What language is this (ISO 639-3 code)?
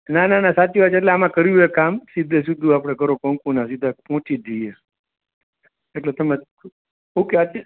guj